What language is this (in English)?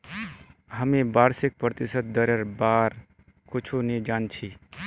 Magahi